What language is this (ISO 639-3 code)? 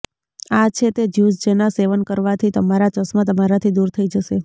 guj